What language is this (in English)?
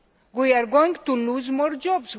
English